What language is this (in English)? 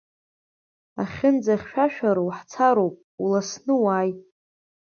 Abkhazian